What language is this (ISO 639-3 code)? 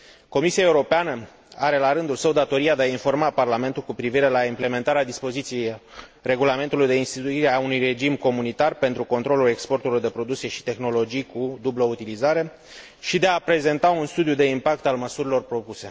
ron